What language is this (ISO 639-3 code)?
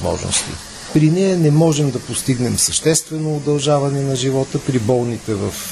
bul